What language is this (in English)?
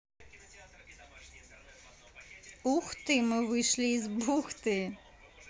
Russian